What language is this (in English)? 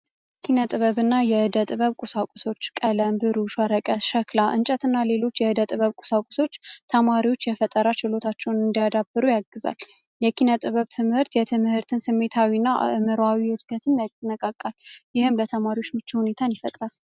Amharic